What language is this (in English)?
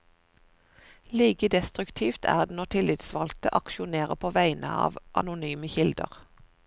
Norwegian